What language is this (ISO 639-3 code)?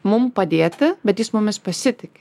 lit